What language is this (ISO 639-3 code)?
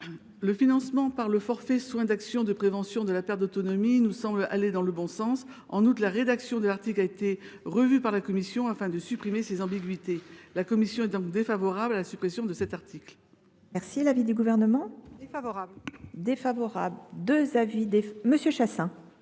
fra